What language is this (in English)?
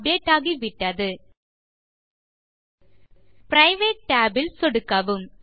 Tamil